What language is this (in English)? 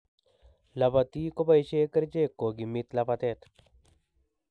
Kalenjin